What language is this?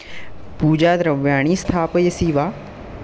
Sanskrit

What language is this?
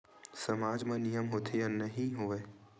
Chhattisgarhi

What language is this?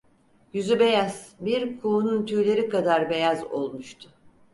Turkish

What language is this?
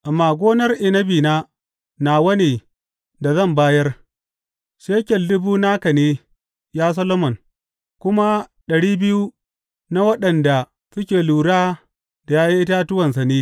Hausa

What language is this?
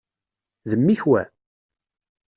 Kabyle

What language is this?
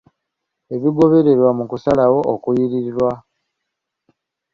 Ganda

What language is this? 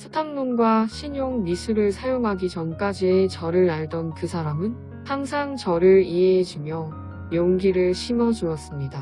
Korean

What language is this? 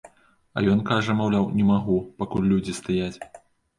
Belarusian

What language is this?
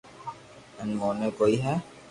Loarki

